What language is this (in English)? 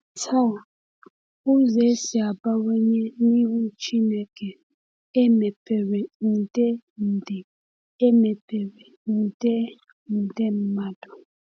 Igbo